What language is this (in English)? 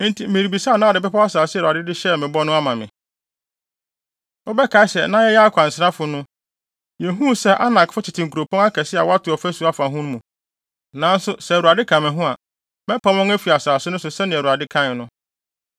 Akan